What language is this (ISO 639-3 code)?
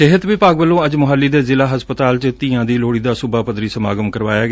pan